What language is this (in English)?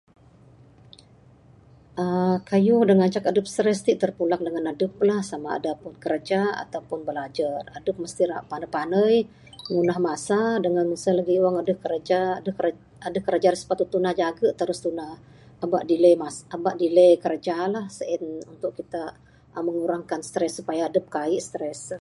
Bukar-Sadung Bidayuh